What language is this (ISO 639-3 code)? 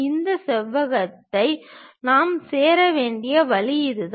tam